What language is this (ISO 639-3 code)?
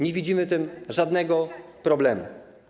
pol